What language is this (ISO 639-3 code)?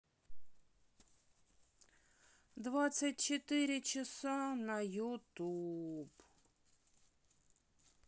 rus